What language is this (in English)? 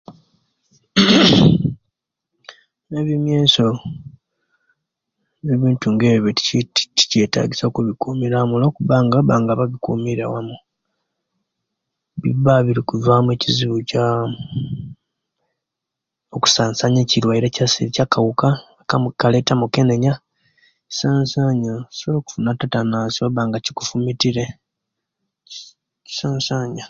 Kenyi